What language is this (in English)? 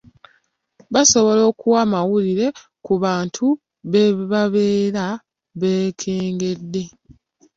Ganda